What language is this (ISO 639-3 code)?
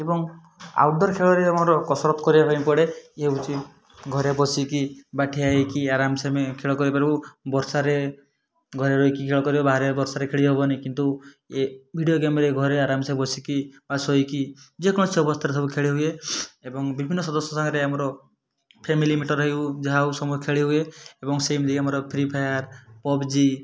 ori